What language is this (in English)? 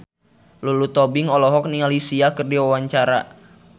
Sundanese